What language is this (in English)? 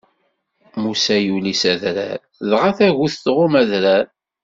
Kabyle